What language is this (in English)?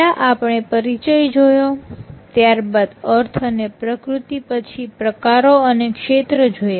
Gujarati